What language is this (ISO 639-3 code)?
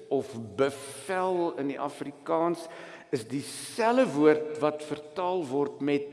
nld